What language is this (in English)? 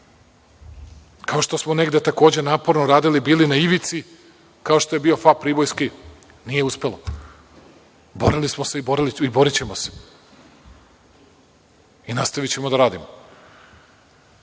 Serbian